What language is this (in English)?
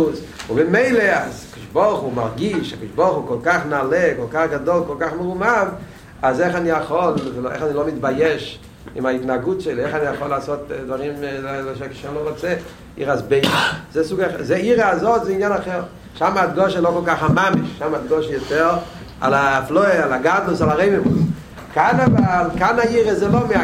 Hebrew